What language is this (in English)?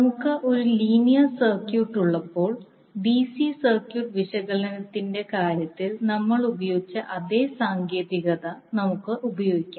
Malayalam